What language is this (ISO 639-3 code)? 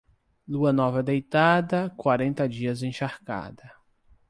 por